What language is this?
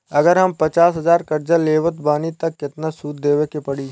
Bhojpuri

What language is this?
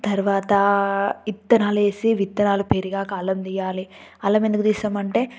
Telugu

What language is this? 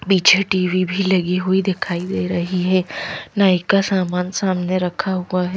Hindi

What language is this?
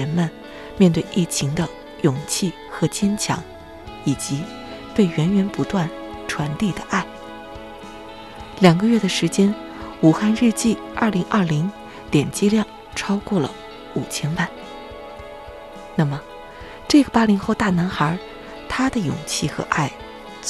Chinese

